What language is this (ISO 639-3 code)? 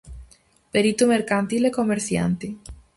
glg